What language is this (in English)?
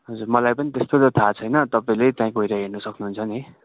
Nepali